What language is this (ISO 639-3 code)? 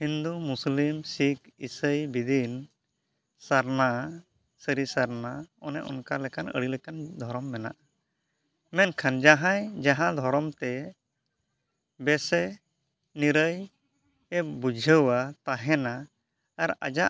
sat